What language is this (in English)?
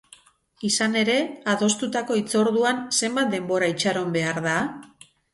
Basque